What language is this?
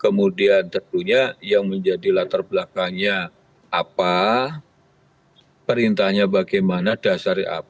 Indonesian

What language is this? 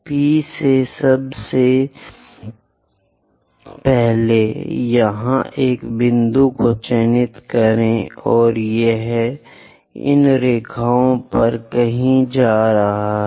Hindi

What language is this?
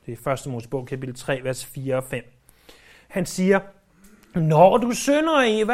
Danish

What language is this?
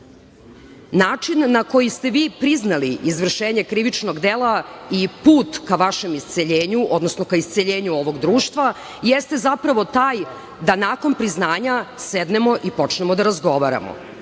Serbian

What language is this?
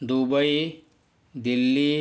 Marathi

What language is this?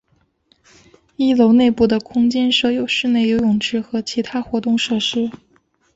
Chinese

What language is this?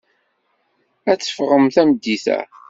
Kabyle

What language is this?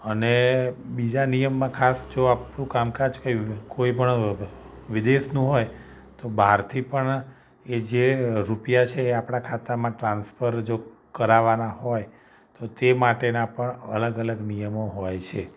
Gujarati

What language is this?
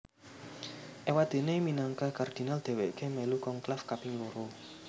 Javanese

